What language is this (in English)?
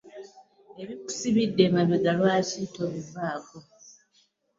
Ganda